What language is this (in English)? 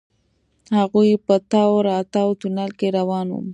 Pashto